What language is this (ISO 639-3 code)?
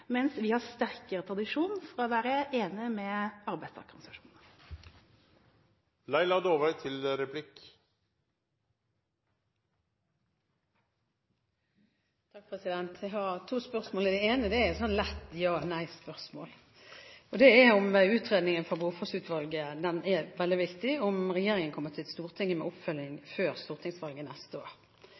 nob